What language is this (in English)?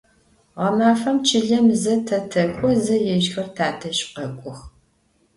Adyghe